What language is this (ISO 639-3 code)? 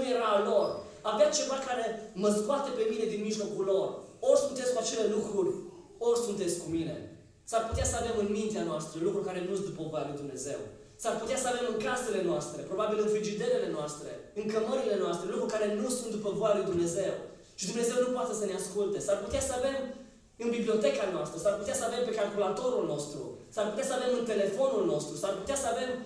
ron